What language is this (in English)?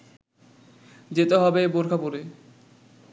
Bangla